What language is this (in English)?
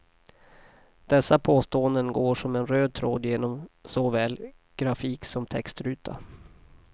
Swedish